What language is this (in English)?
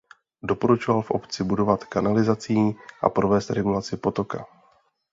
Czech